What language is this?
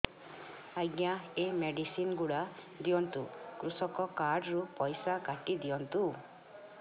Odia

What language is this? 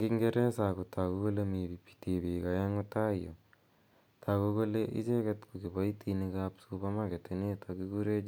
Kalenjin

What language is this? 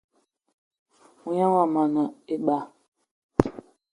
Eton (Cameroon)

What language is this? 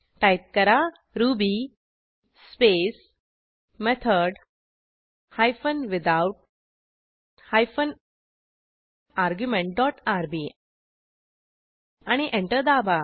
Marathi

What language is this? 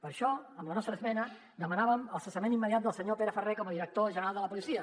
Catalan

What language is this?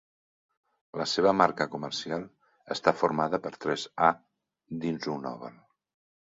Catalan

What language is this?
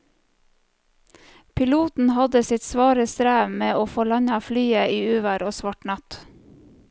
Norwegian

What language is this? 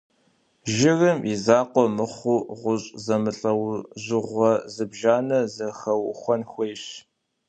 Kabardian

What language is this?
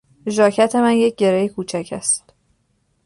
Persian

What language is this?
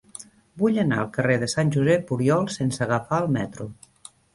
Catalan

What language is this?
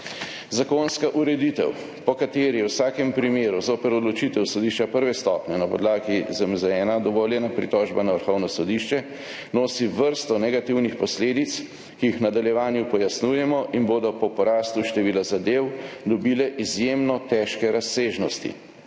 Slovenian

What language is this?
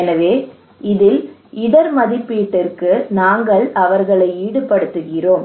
Tamil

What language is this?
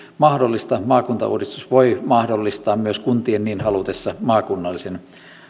Finnish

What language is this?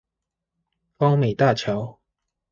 Chinese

